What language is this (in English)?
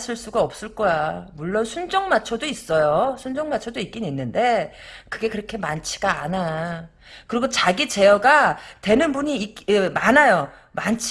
Korean